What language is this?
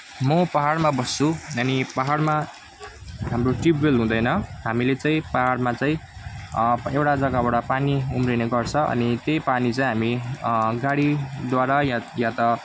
Nepali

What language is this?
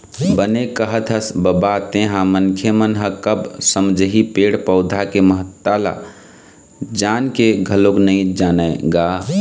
Chhattisgarhi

